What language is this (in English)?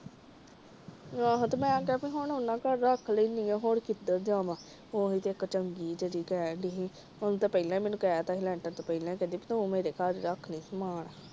Punjabi